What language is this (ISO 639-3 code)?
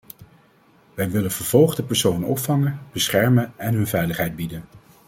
nld